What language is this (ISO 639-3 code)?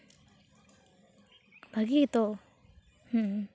sat